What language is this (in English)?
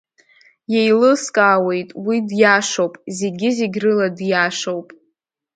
Abkhazian